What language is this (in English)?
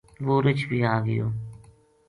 Gujari